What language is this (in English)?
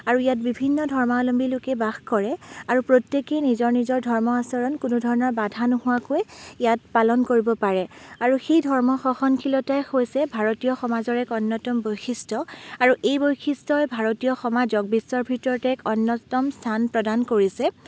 Assamese